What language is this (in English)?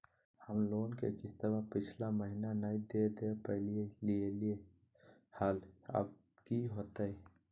Magahi